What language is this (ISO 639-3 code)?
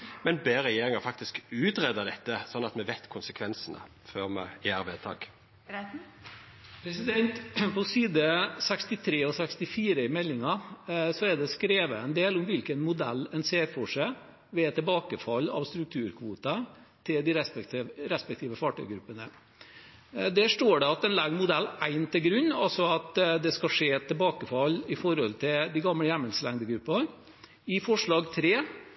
nor